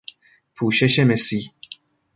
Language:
Persian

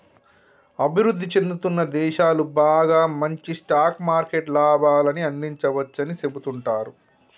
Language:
Telugu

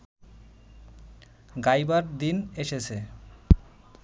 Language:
Bangla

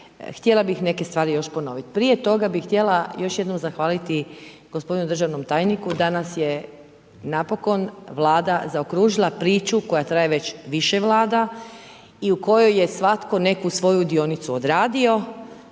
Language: Croatian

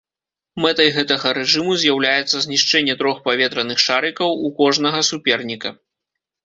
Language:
Belarusian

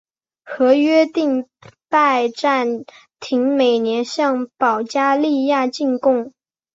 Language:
Chinese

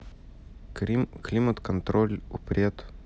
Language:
Russian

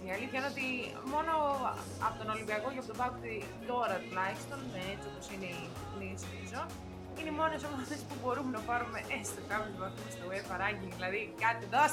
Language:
Greek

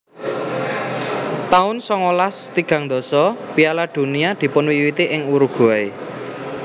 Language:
Javanese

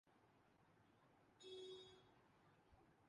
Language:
Urdu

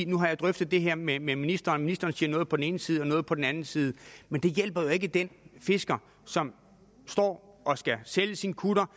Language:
Danish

